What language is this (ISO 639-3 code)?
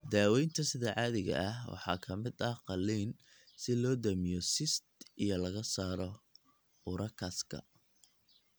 som